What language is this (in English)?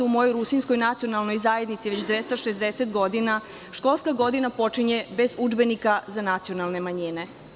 Serbian